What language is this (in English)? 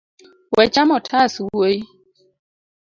Luo (Kenya and Tanzania)